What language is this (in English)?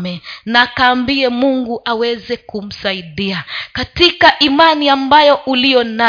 Swahili